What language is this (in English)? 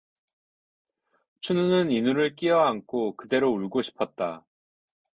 Korean